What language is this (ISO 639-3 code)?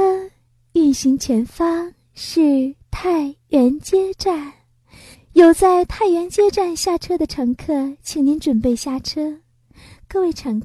zho